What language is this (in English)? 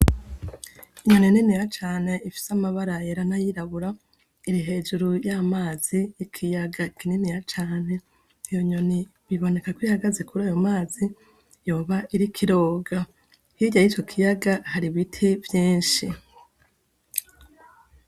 Rundi